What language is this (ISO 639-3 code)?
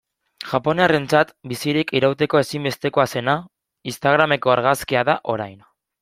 eus